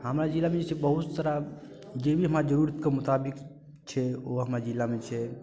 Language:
Maithili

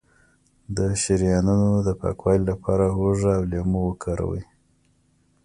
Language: Pashto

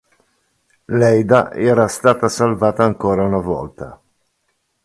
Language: Italian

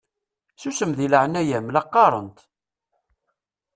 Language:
Kabyle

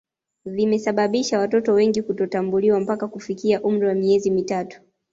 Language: Swahili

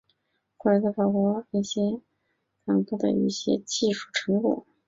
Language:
Chinese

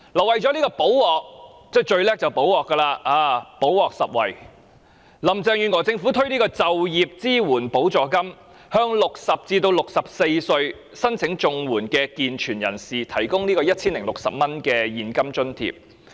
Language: Cantonese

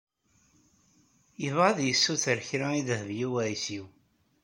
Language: Kabyle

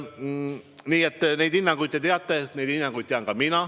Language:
Estonian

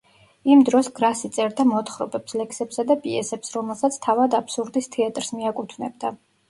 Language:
Georgian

